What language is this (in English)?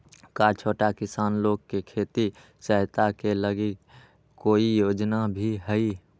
Magahi